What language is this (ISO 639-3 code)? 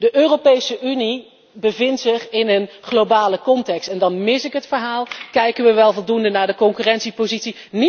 nld